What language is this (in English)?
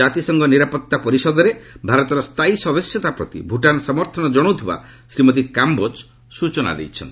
Odia